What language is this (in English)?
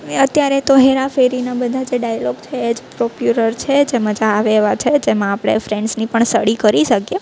Gujarati